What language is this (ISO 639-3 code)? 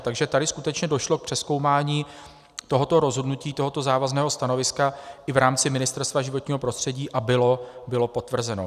ces